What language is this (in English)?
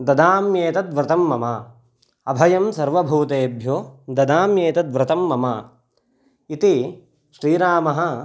Sanskrit